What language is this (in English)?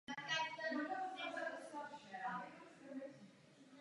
Czech